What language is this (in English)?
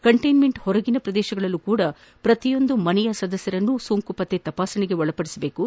Kannada